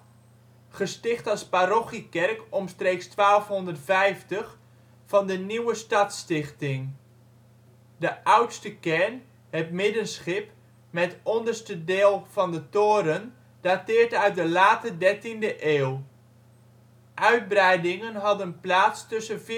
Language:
Dutch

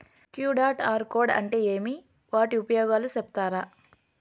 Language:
Telugu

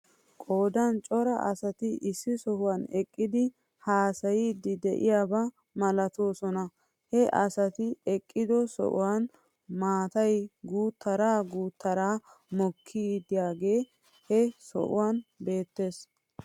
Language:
Wolaytta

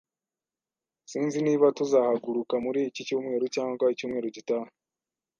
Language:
Kinyarwanda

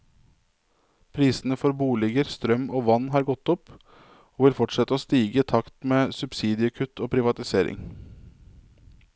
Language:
Norwegian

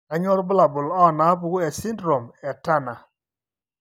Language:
Masai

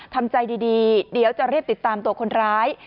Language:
Thai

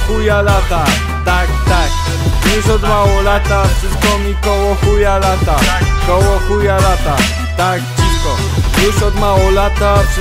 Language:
Polish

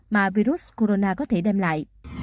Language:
Vietnamese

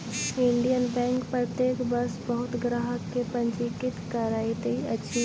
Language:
Maithili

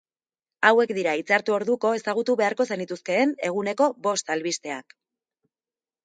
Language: Basque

